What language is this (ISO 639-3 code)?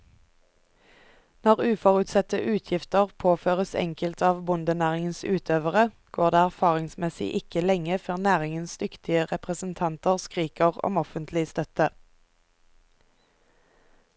nor